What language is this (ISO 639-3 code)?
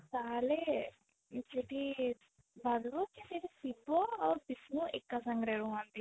ori